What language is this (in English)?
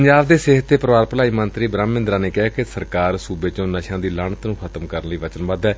Punjabi